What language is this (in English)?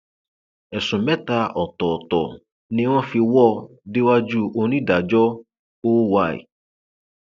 Yoruba